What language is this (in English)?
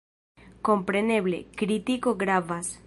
Esperanto